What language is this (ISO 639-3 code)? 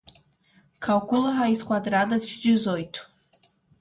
por